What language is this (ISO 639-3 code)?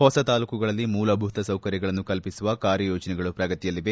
kan